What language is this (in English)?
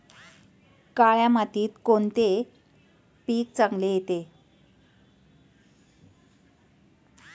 Marathi